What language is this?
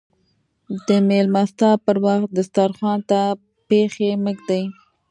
Pashto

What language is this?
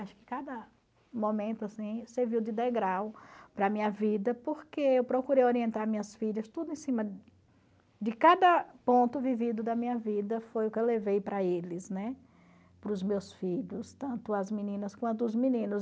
Portuguese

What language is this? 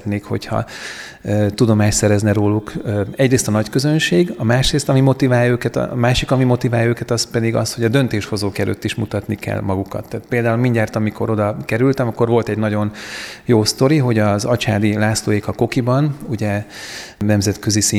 Hungarian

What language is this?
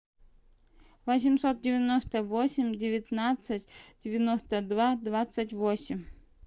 Russian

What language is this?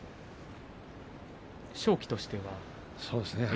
Japanese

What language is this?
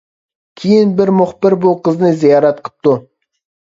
Uyghur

